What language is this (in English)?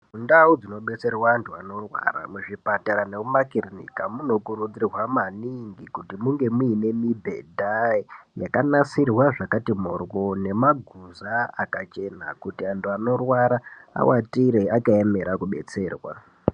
Ndau